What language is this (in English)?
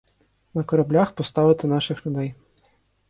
Ukrainian